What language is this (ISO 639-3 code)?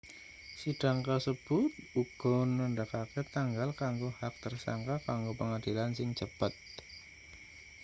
jav